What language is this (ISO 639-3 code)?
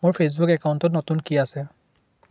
asm